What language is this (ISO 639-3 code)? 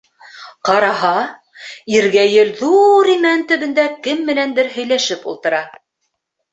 bak